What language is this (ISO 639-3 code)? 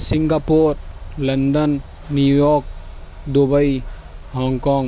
urd